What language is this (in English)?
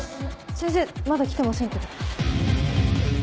Japanese